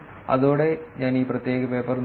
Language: Malayalam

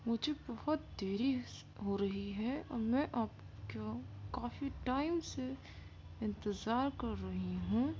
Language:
Urdu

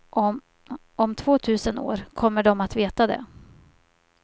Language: Swedish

